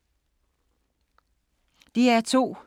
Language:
Danish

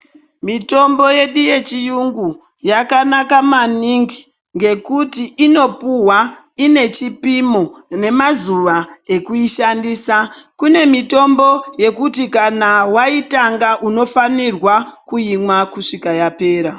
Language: Ndau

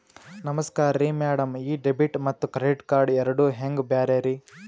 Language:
Kannada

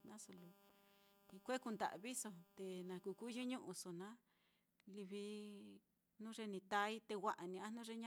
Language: Mitlatongo Mixtec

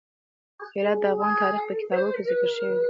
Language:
Pashto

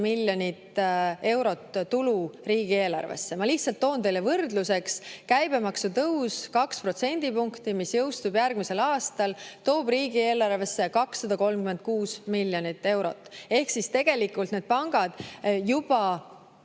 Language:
Estonian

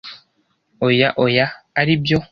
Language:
Kinyarwanda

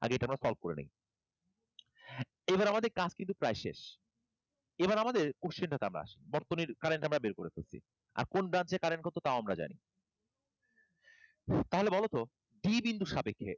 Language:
Bangla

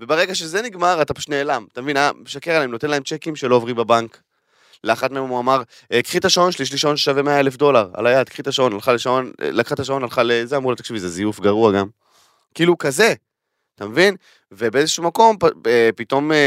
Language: Hebrew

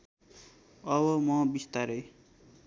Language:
Nepali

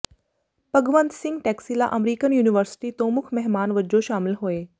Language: Punjabi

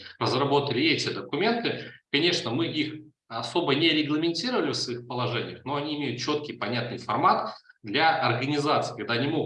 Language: Russian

